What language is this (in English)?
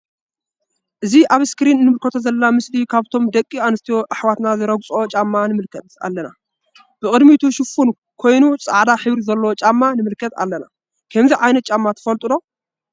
Tigrinya